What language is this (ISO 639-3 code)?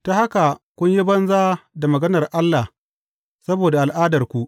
hau